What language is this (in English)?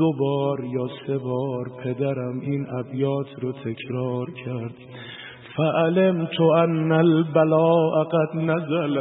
Persian